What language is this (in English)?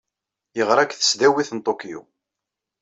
Kabyle